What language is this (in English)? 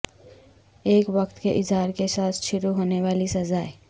Urdu